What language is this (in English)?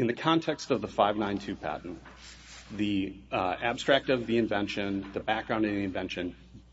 English